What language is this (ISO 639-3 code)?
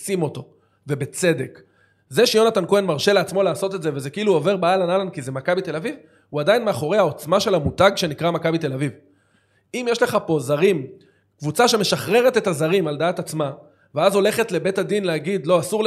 heb